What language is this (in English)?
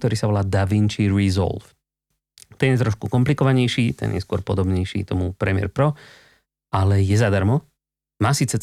Slovak